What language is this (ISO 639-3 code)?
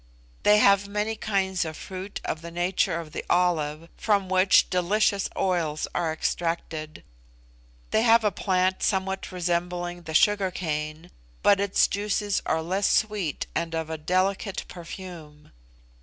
eng